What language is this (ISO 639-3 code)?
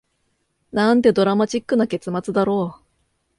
jpn